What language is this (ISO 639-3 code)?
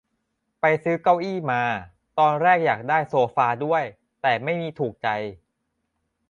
tha